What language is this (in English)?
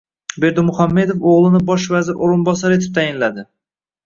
Uzbek